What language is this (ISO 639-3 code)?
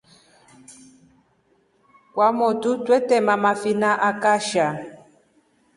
rof